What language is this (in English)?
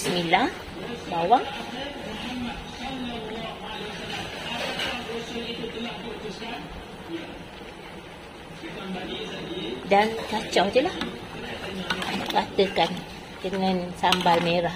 Malay